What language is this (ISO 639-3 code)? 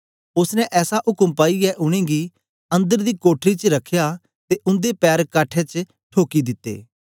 doi